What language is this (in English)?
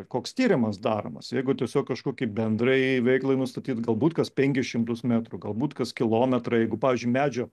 Lithuanian